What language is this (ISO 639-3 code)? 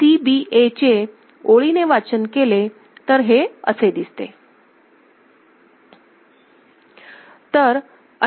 mar